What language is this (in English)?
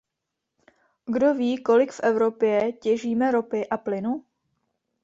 Czech